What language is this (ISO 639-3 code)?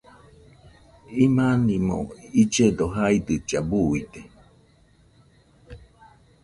hux